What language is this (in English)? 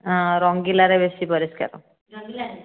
Odia